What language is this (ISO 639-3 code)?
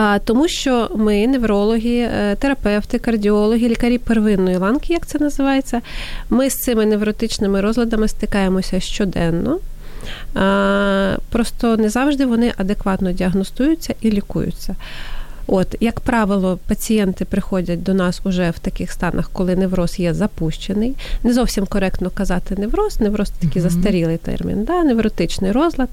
ukr